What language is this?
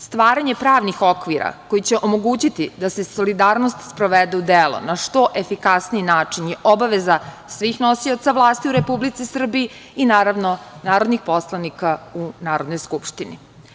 Serbian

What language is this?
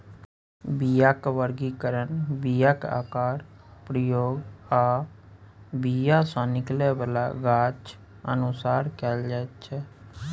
Maithili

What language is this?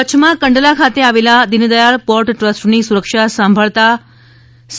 Gujarati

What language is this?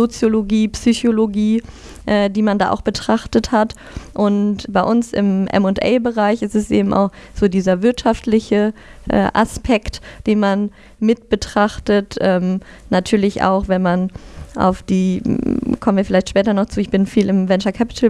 German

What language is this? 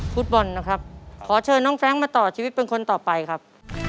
Thai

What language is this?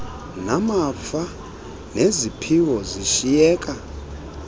Xhosa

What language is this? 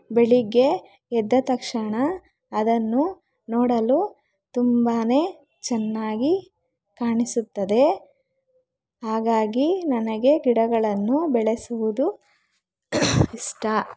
Kannada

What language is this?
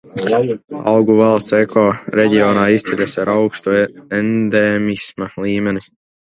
Latvian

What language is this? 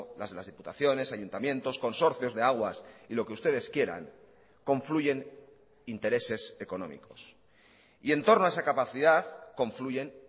Spanish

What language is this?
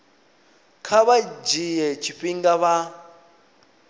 Venda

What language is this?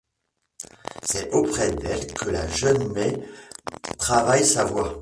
French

